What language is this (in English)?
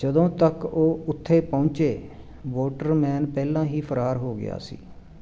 Punjabi